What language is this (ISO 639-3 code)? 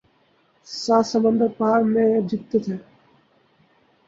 urd